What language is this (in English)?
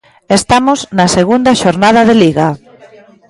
Galician